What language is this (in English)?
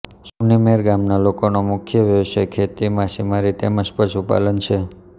Gujarati